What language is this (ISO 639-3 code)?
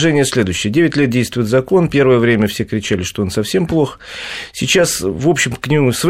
rus